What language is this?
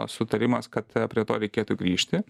Lithuanian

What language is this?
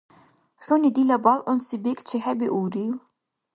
Dargwa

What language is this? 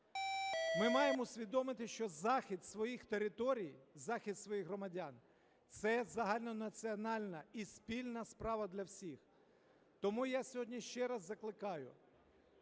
Ukrainian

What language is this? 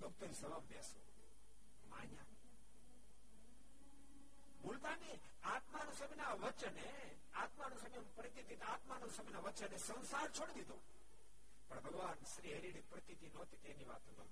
Gujarati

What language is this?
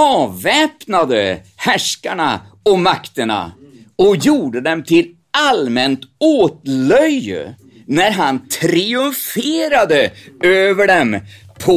Swedish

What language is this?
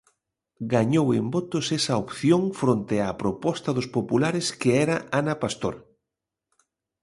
Galician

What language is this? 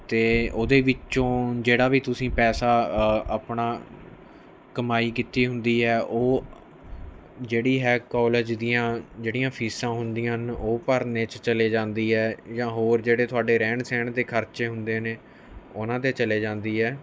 Punjabi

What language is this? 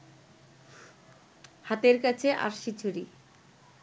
Bangla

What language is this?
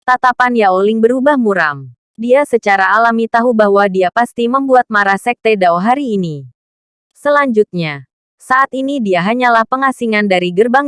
Indonesian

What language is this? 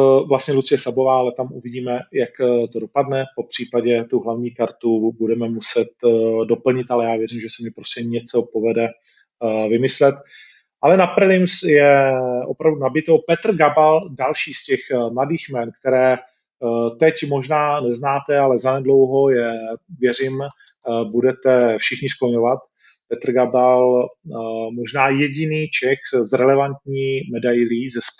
Czech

